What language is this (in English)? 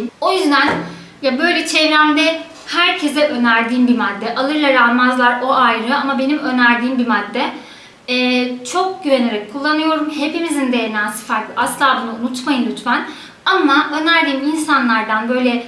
Turkish